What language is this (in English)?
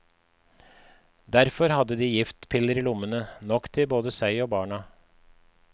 Norwegian